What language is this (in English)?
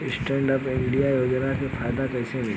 Bhojpuri